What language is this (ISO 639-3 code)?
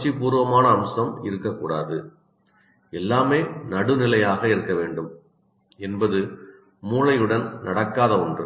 tam